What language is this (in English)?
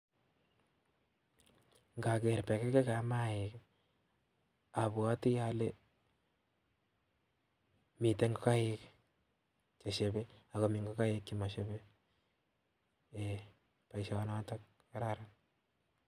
Kalenjin